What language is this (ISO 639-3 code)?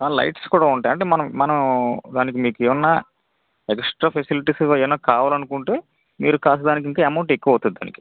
tel